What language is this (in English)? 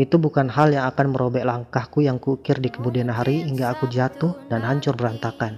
Indonesian